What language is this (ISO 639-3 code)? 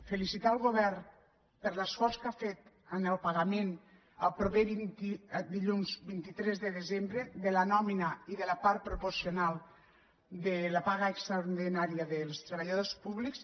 cat